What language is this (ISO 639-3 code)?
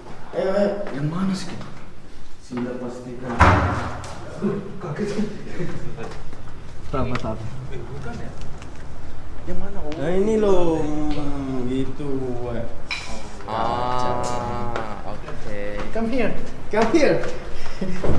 ind